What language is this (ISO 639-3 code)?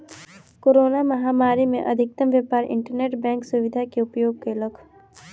mai